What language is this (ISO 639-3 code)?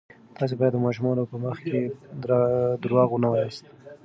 pus